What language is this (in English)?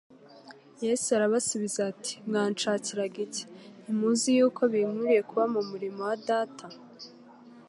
Kinyarwanda